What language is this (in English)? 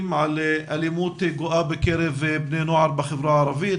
Hebrew